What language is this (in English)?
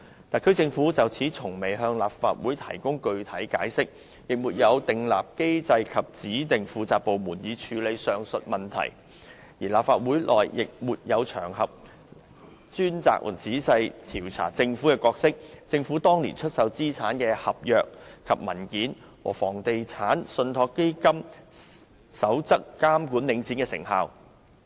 Cantonese